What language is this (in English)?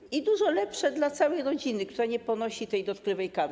Polish